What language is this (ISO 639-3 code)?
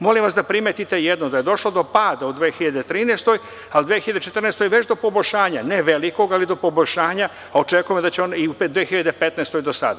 srp